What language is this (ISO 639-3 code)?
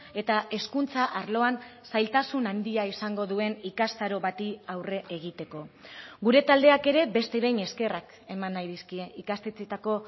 eus